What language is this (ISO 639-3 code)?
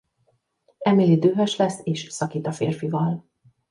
hun